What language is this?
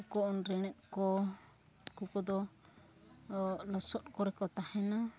Santali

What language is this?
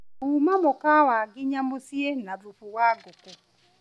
Kikuyu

